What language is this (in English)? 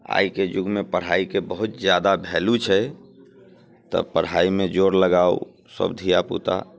Maithili